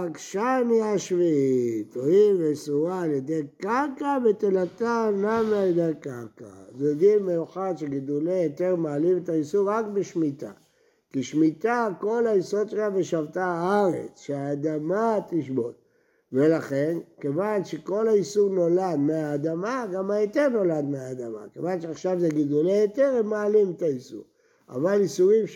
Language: Hebrew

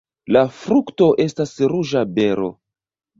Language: Esperanto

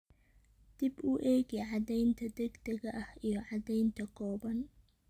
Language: Somali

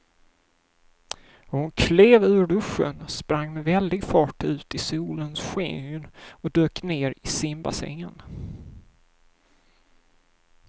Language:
Swedish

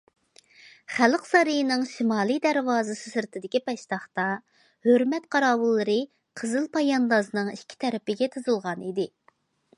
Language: Uyghur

